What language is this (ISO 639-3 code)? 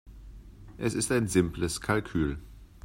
deu